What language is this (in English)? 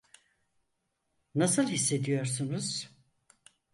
Turkish